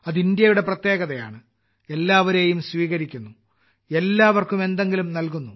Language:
Malayalam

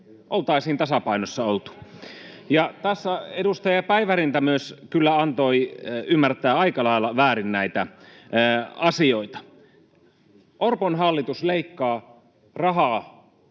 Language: Finnish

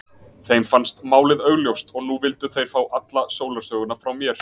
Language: Icelandic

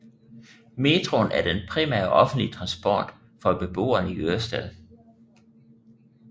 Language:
Danish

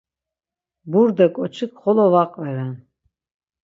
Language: Laz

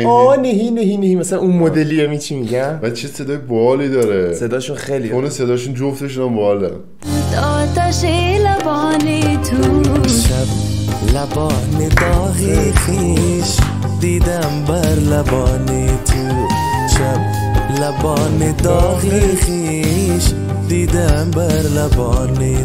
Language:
Persian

